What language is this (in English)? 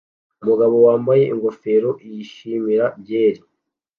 Kinyarwanda